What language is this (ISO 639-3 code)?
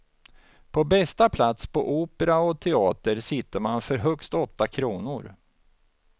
swe